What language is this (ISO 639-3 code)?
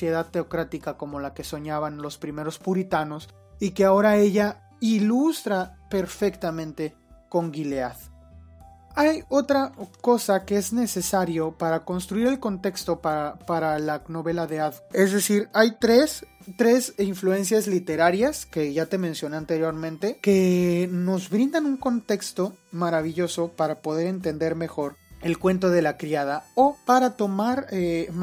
spa